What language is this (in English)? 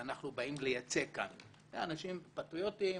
Hebrew